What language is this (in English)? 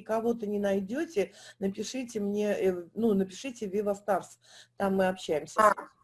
Russian